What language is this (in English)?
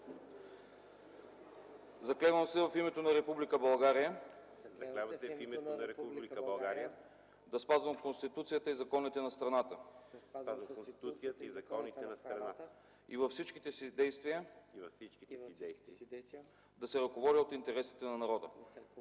Bulgarian